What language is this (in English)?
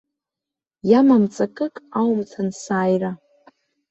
Abkhazian